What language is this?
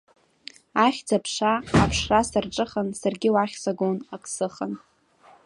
Abkhazian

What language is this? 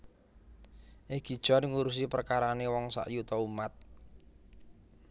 Javanese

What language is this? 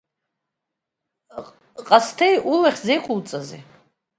Abkhazian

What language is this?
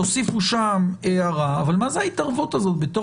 Hebrew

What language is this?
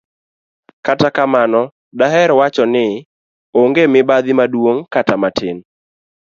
Luo (Kenya and Tanzania)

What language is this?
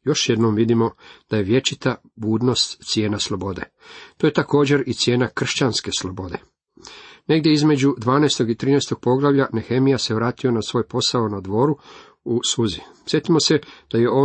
Croatian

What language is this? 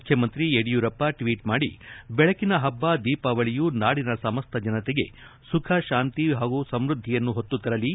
Kannada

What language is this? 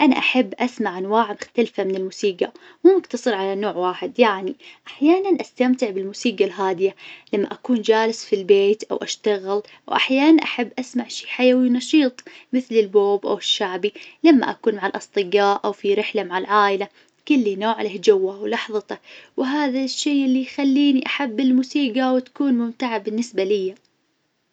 Najdi Arabic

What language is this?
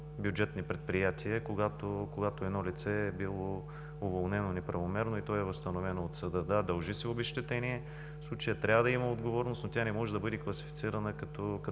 Bulgarian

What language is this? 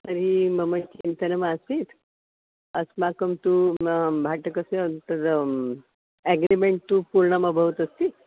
Sanskrit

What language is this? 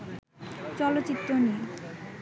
Bangla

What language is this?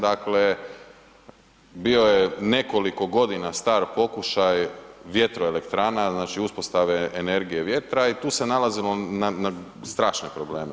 Croatian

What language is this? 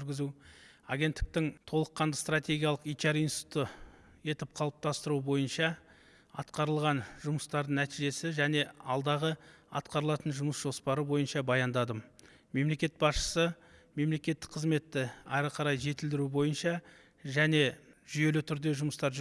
Turkish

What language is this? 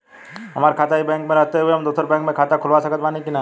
Bhojpuri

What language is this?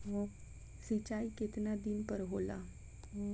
Bhojpuri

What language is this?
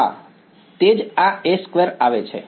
Gujarati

